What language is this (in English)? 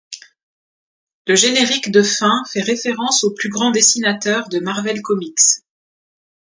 French